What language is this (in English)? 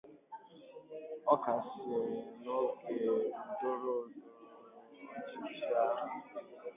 Igbo